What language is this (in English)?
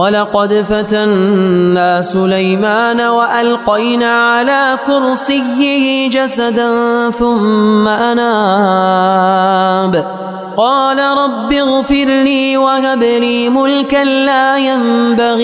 Arabic